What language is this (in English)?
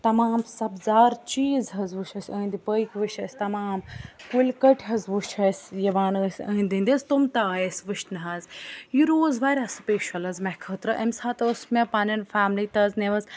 Kashmiri